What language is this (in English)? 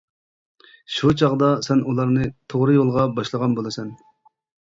Uyghur